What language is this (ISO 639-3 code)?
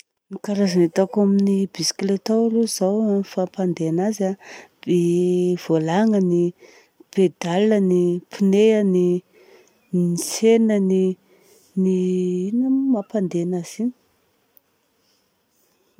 bzc